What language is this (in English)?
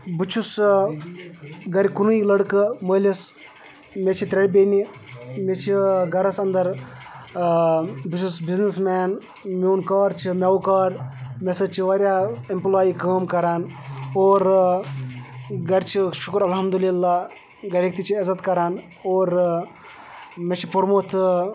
Kashmiri